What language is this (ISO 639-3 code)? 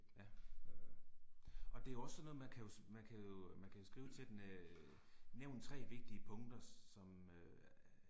dan